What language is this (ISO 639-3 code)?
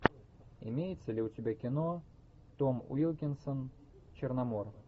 rus